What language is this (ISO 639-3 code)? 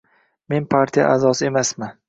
uzb